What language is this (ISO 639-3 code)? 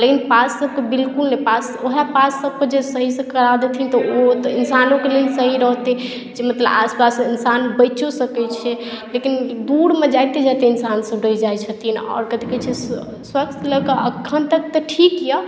mai